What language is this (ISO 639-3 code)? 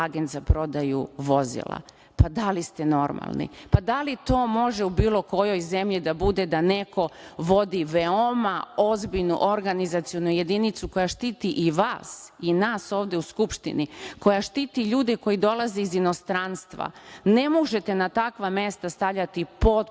srp